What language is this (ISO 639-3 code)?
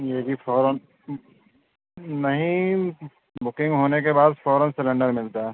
urd